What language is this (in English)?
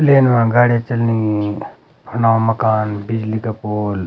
Garhwali